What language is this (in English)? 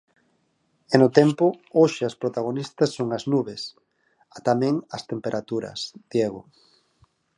Galician